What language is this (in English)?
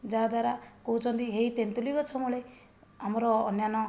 Odia